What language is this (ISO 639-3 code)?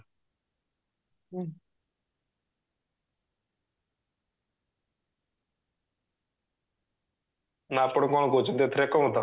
ori